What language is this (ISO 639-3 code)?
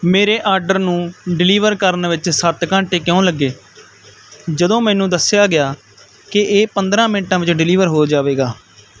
pan